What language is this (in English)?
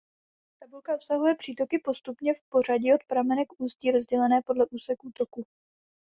Czech